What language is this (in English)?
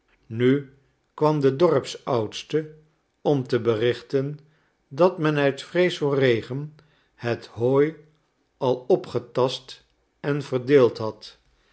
Dutch